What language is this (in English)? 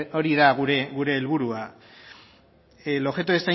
Basque